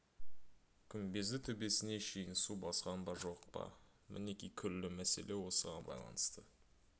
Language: Kazakh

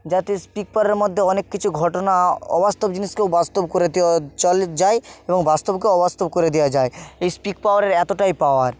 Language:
Bangla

